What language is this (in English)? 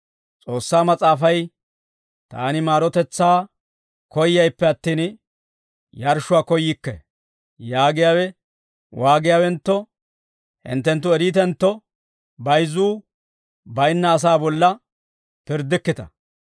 Dawro